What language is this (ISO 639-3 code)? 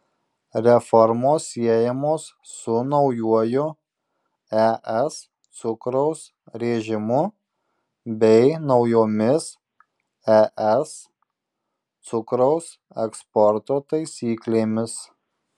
lit